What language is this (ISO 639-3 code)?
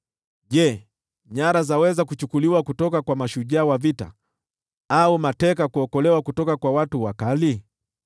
swa